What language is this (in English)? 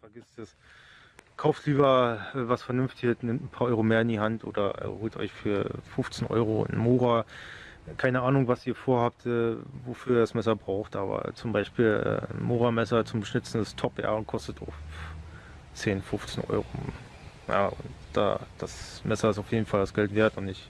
German